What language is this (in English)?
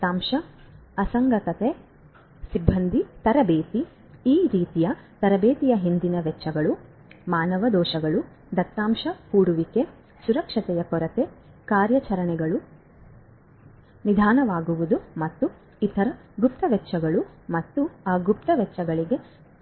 Kannada